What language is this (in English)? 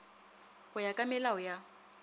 Northern Sotho